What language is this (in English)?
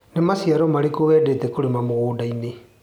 Kikuyu